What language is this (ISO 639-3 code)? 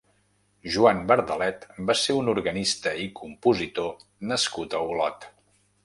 cat